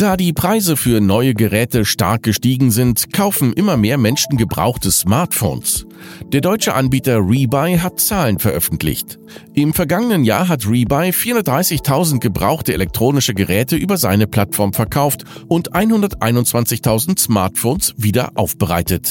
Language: German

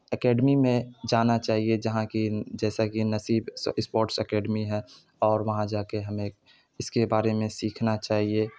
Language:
Urdu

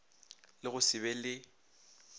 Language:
Northern Sotho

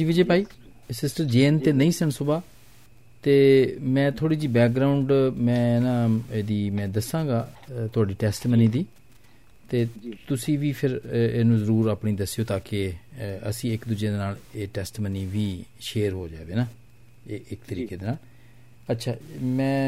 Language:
Punjabi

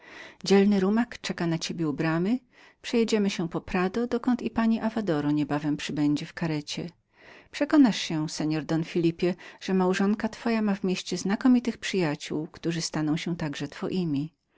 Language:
Polish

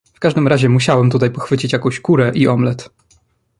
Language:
Polish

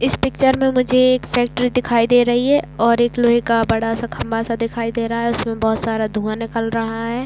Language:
Hindi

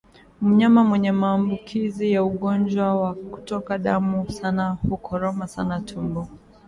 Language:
Swahili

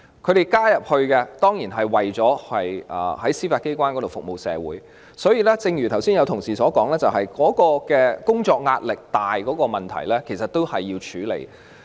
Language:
Cantonese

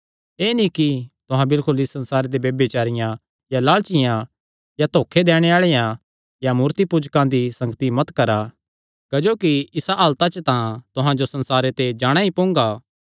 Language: Kangri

